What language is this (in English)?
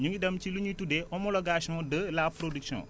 Wolof